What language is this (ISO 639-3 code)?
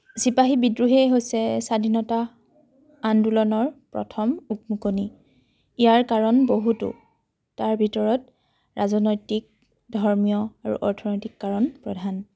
asm